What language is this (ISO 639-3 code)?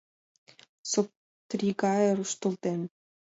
chm